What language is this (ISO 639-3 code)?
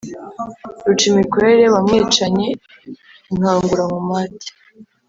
kin